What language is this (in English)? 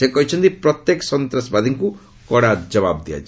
Odia